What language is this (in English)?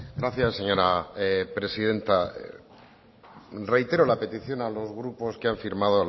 Spanish